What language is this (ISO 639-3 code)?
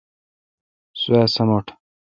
xka